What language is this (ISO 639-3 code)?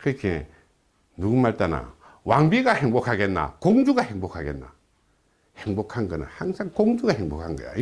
kor